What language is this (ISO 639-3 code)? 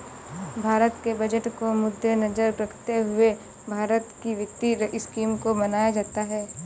hin